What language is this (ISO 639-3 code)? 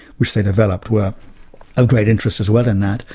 eng